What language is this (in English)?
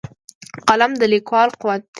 Pashto